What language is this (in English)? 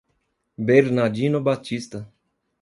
Portuguese